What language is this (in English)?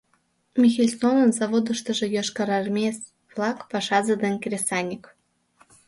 Mari